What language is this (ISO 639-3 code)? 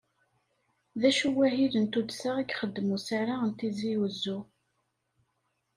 kab